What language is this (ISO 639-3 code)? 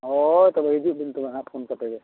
sat